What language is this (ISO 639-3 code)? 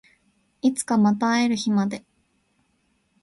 jpn